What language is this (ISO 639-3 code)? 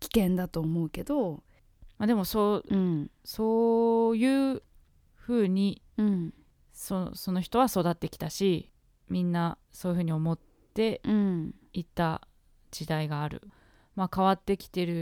jpn